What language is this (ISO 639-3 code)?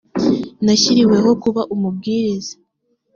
kin